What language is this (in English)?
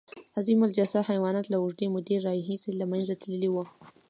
Pashto